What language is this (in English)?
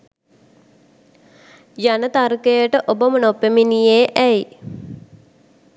Sinhala